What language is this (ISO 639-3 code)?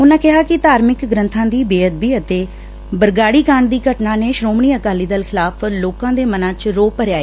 pan